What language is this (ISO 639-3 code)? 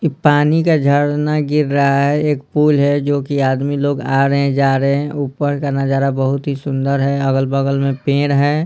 hin